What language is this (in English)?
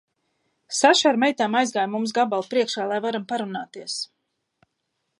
Latvian